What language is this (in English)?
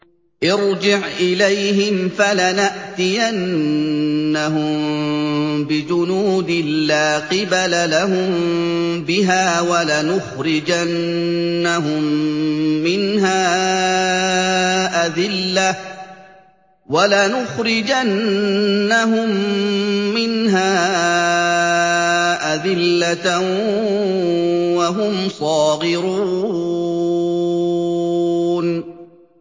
Arabic